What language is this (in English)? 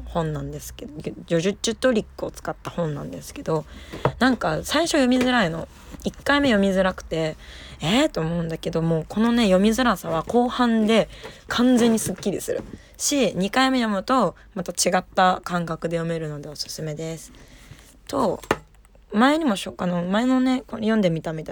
Japanese